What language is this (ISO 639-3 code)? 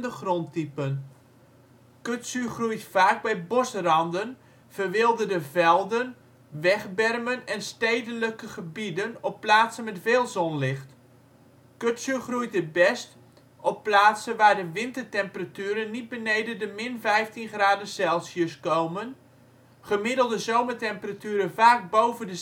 nld